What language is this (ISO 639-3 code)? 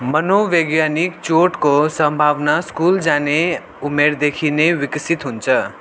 nep